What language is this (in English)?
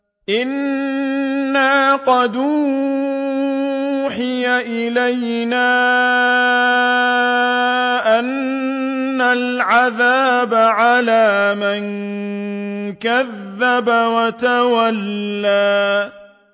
Arabic